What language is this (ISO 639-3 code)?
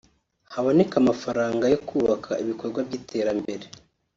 kin